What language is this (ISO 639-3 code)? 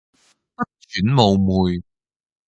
yue